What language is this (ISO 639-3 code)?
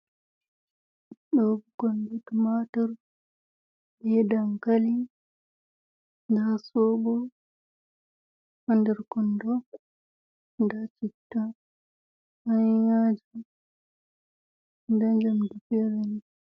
ful